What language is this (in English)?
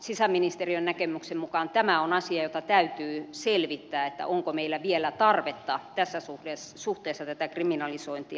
Finnish